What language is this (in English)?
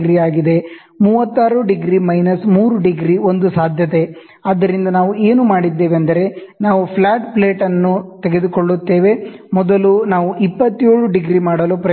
Kannada